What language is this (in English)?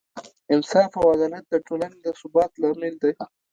Pashto